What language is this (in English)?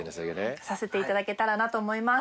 Japanese